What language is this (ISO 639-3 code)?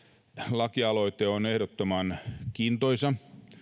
fin